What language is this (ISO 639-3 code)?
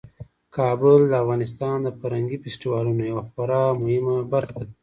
pus